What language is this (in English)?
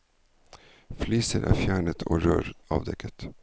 Norwegian